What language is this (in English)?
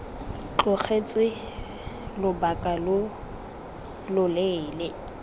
Tswana